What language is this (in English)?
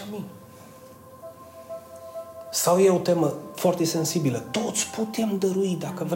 Romanian